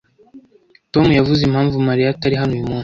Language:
Kinyarwanda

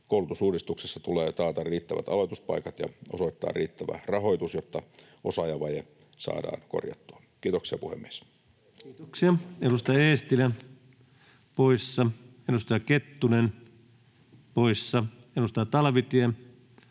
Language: Finnish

